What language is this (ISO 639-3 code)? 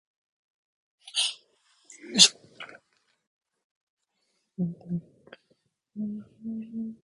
jpn